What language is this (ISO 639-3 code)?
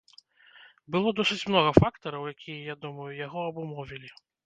bel